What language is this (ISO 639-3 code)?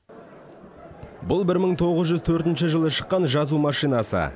kaz